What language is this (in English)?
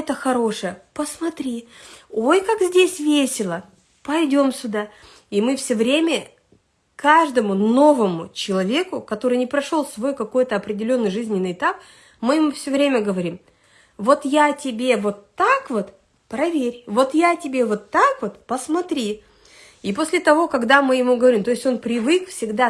Russian